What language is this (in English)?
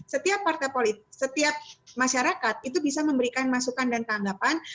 Indonesian